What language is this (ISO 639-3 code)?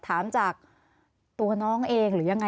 tha